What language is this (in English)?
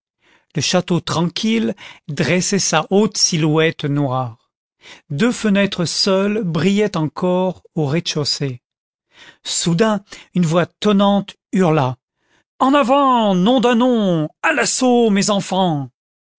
French